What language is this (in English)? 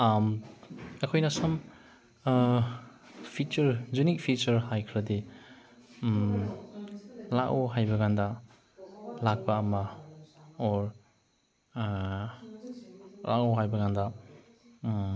Manipuri